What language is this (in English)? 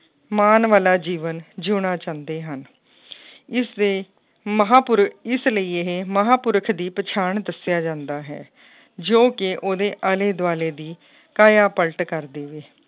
Punjabi